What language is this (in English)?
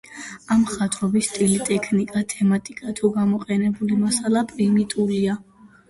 Georgian